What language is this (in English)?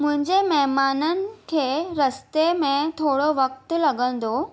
Sindhi